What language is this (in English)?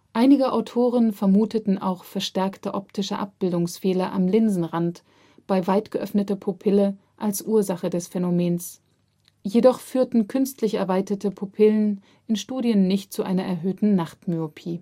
German